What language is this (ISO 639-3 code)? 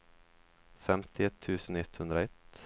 swe